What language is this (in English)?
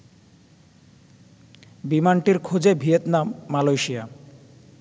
Bangla